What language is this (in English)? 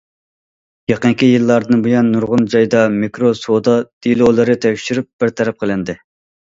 Uyghur